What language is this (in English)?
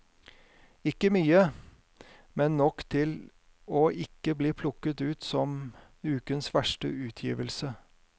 Norwegian